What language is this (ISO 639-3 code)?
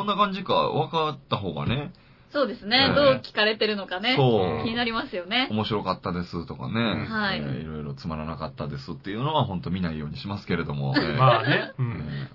jpn